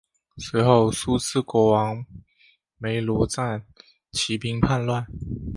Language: Chinese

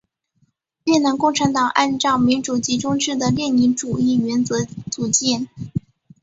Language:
Chinese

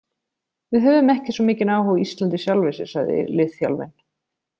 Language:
Icelandic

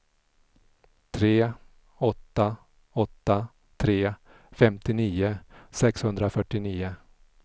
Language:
Swedish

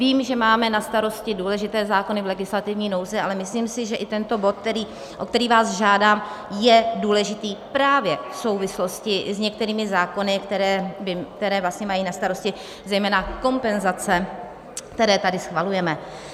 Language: Czech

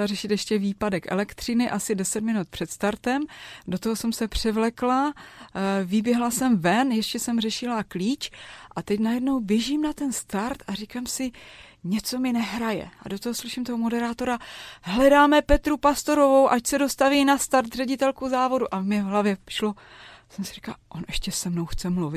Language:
Czech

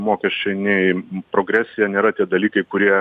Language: Lithuanian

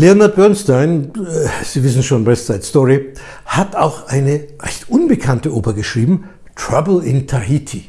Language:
German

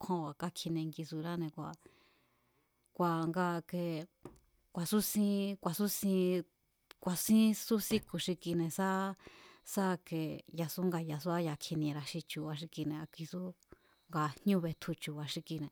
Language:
Mazatlán Mazatec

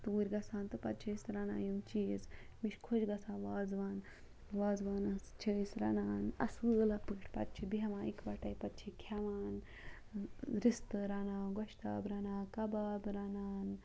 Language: Kashmiri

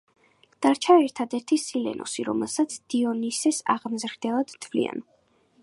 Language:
Georgian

